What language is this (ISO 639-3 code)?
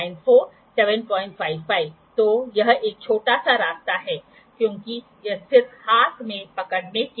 hin